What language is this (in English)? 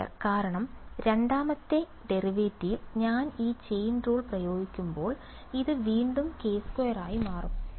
Malayalam